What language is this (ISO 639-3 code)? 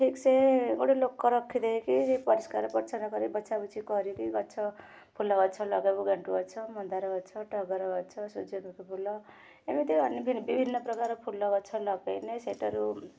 ori